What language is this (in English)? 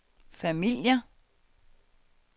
Danish